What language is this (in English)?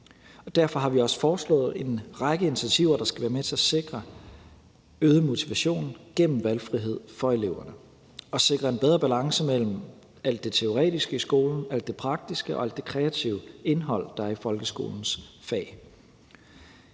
Danish